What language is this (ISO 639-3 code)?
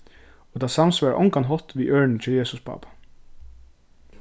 fao